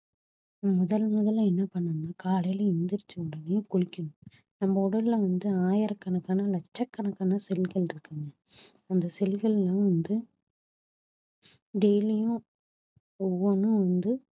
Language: Tamil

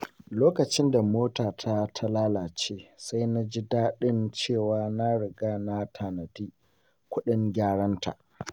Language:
Hausa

